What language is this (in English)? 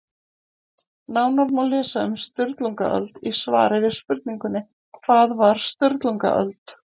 Icelandic